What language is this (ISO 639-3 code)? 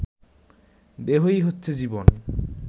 ben